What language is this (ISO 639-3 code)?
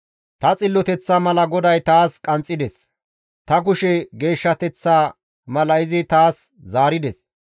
gmv